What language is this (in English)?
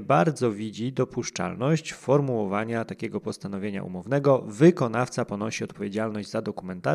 Polish